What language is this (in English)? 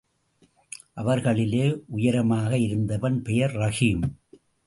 Tamil